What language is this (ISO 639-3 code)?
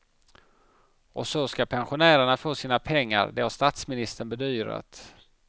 swe